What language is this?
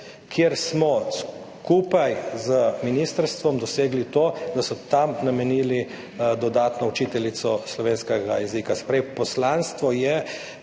Slovenian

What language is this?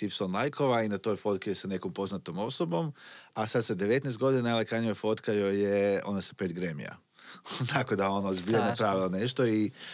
Croatian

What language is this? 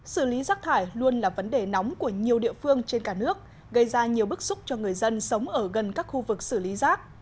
Vietnamese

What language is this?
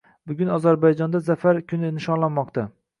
Uzbek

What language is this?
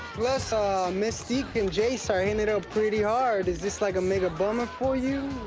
English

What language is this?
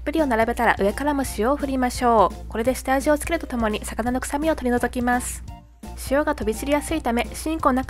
Japanese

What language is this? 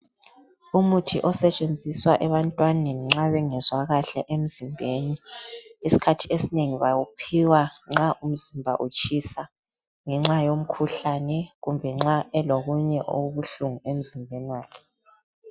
North Ndebele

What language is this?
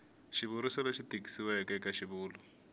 Tsonga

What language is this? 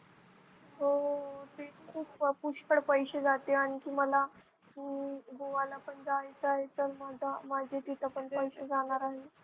Marathi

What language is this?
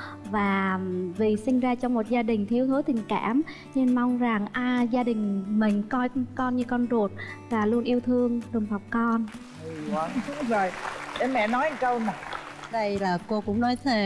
Vietnamese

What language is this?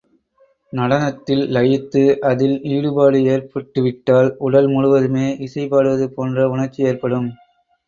Tamil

